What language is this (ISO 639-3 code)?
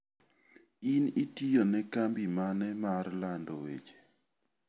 luo